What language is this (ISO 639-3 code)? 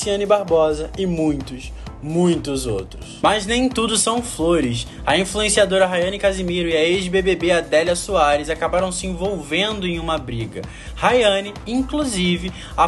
por